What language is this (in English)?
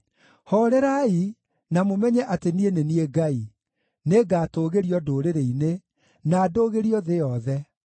Kikuyu